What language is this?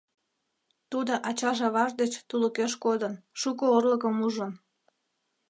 Mari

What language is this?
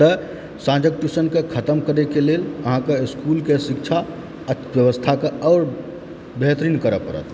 Maithili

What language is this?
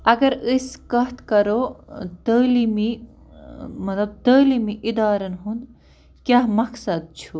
Kashmiri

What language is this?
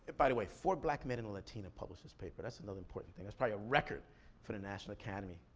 English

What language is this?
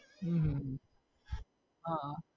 Gujarati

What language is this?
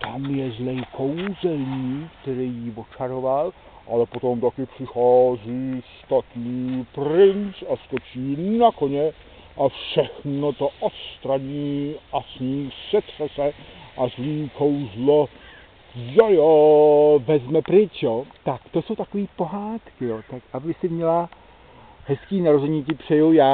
Czech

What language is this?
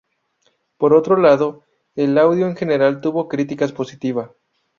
Spanish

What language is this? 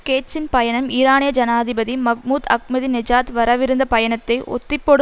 Tamil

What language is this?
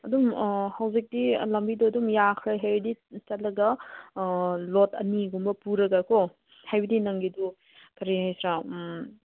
Manipuri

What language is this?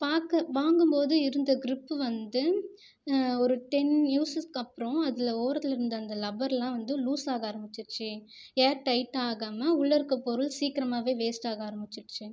Tamil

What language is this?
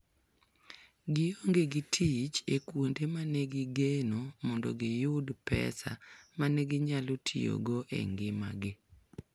Luo (Kenya and Tanzania)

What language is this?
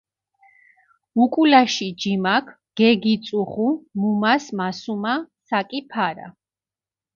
Mingrelian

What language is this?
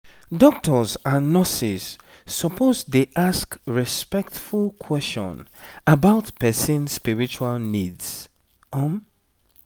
Nigerian Pidgin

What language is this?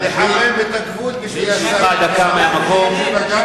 Hebrew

